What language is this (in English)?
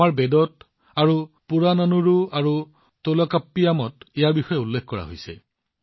Assamese